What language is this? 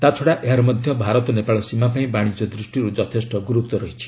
Odia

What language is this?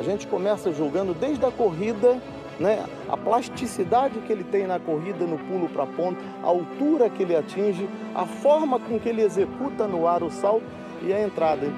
Portuguese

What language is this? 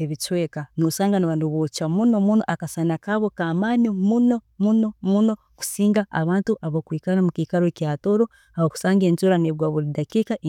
Tooro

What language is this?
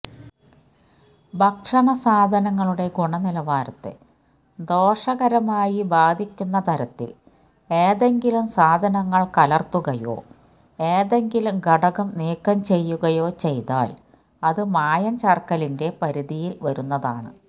Malayalam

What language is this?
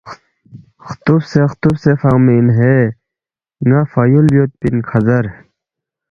Balti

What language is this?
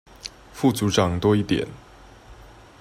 Chinese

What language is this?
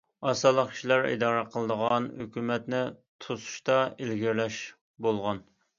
Uyghur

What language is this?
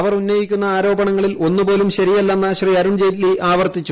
Malayalam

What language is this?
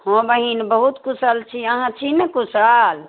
Maithili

